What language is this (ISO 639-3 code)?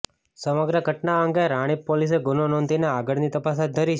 guj